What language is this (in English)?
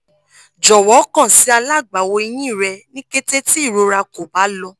Yoruba